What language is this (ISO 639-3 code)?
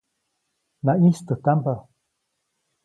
zoc